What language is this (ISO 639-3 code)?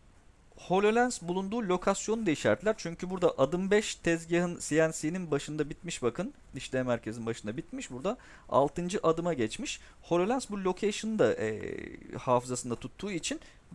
tur